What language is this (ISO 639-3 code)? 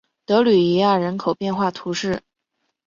zho